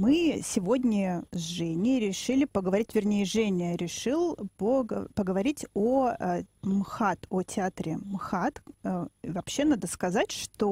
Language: Russian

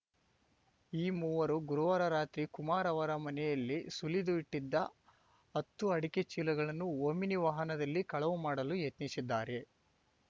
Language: Kannada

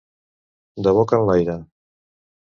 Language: Catalan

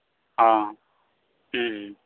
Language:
Santali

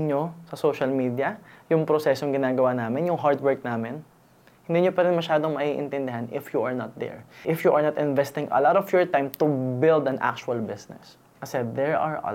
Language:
Filipino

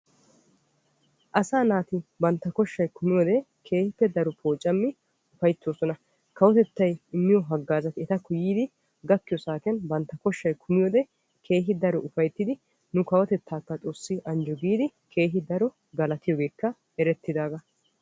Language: Wolaytta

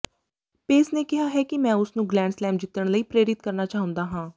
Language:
Punjabi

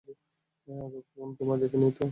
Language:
Bangla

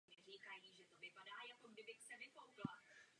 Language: Czech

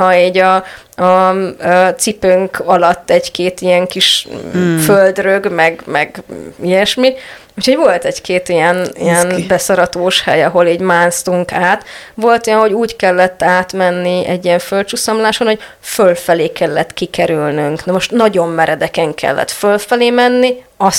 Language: Hungarian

